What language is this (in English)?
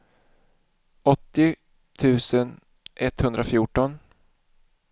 Swedish